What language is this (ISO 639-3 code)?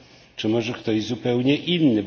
pol